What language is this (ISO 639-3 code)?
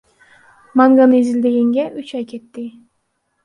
kir